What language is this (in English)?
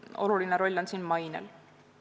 Estonian